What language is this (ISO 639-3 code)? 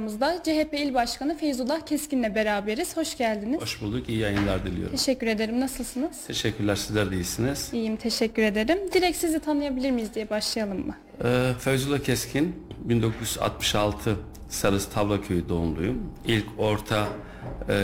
tur